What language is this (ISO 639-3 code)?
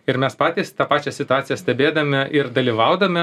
lit